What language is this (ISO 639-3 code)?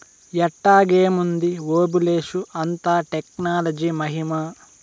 tel